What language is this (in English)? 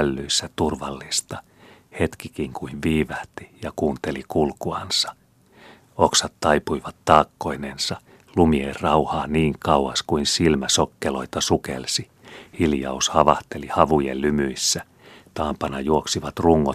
Finnish